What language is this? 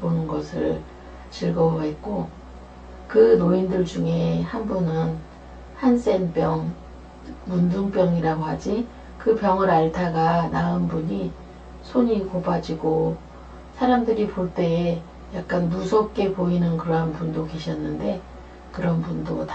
Korean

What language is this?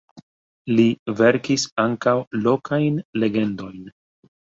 Esperanto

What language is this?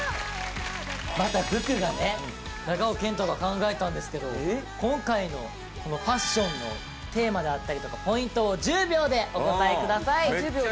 Japanese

